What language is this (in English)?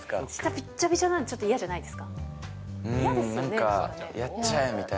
Japanese